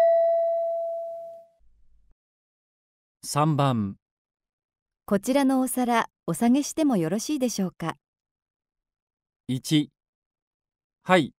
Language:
Japanese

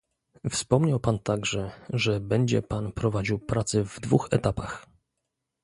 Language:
Polish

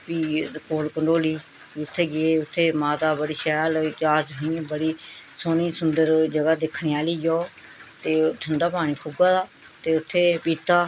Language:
Dogri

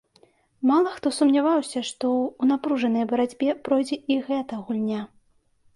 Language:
Belarusian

